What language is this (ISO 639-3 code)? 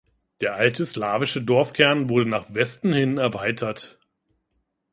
deu